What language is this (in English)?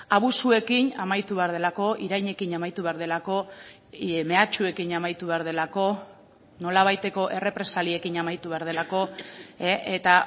Basque